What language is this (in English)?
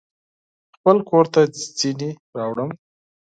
Pashto